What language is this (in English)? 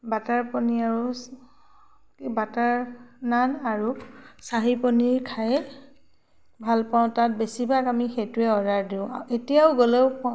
Assamese